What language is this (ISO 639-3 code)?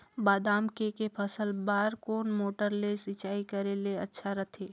hne